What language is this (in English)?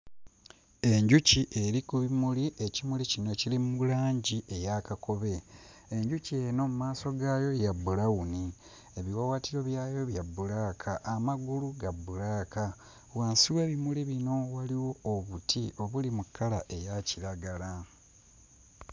Ganda